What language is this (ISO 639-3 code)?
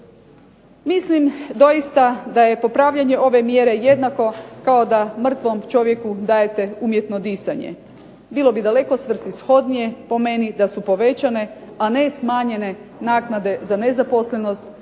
hrv